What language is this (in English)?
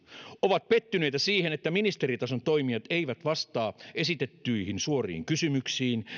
Finnish